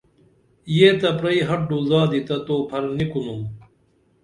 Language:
Dameli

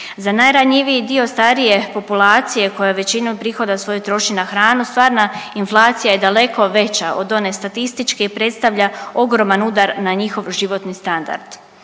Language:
Croatian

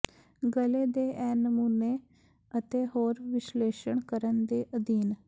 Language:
Punjabi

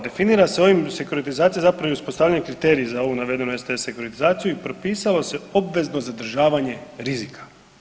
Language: Croatian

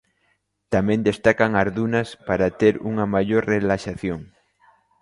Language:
Galician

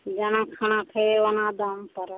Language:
Maithili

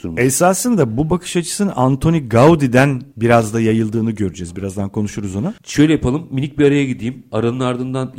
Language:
Turkish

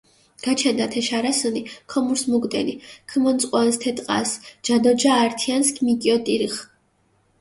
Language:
Mingrelian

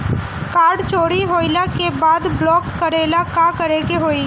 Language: Bhojpuri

